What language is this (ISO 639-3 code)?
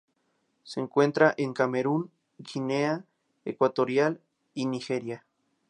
spa